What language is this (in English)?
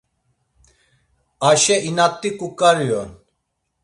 Laz